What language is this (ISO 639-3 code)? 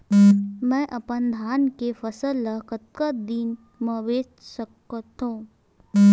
hne